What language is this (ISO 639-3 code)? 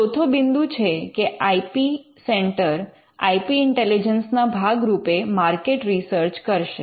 guj